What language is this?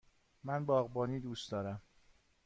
Persian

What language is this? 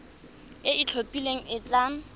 Tswana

